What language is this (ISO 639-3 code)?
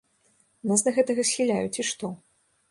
bel